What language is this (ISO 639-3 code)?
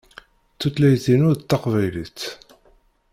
kab